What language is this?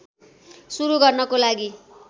Nepali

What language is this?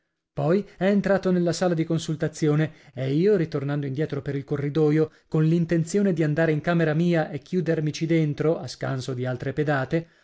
Italian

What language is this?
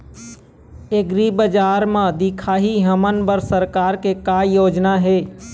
Chhattisgarhi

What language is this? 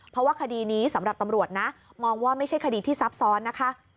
Thai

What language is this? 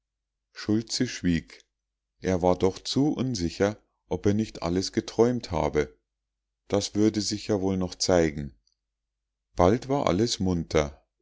German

